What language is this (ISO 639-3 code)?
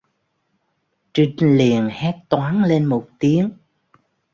vie